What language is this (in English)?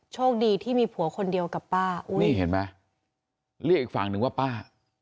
Thai